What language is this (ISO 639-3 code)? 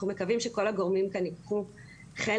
heb